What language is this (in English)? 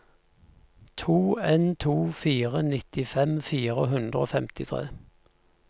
Norwegian